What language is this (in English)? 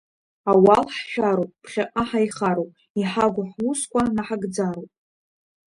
Abkhazian